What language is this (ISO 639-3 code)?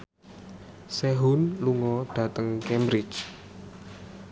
jav